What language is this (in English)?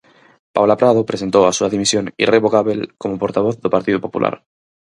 Galician